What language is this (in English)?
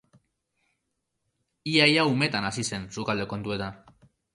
Basque